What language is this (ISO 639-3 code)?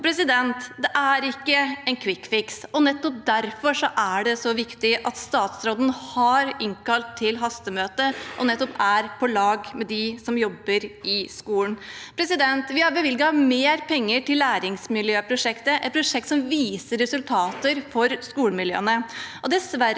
nor